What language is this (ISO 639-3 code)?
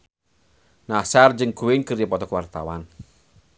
sun